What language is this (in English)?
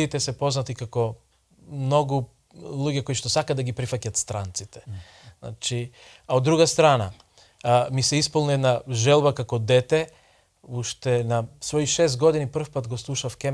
Macedonian